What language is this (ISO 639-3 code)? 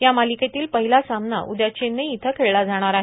mar